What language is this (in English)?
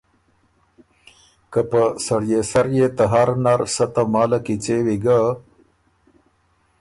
Ormuri